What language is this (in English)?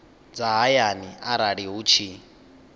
Venda